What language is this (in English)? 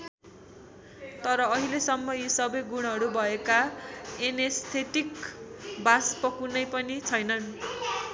Nepali